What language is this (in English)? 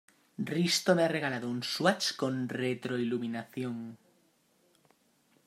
Spanish